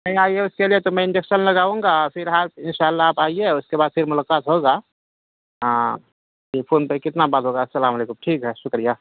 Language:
Urdu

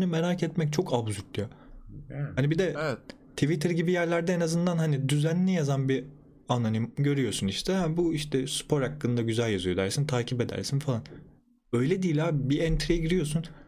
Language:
Turkish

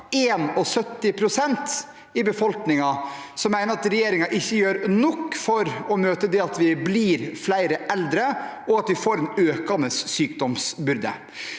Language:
Norwegian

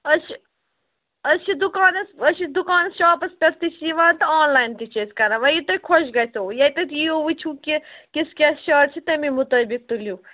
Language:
Kashmiri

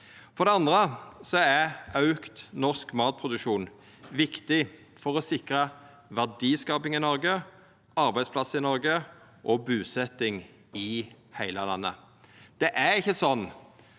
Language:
Norwegian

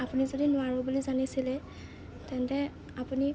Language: Assamese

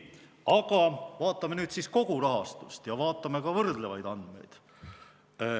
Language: Estonian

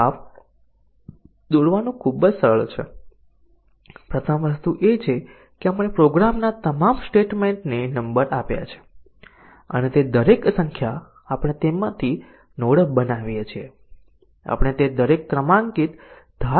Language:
Gujarati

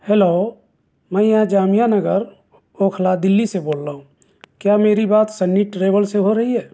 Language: Urdu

